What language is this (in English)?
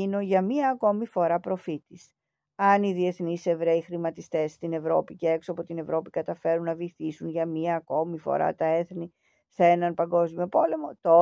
Greek